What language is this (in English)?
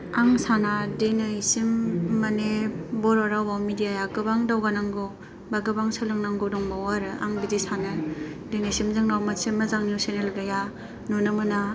Bodo